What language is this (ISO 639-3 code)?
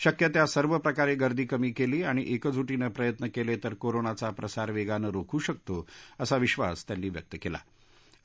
mar